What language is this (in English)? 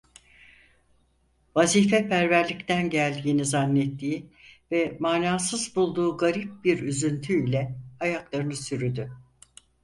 Turkish